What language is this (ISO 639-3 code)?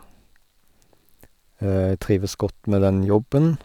nor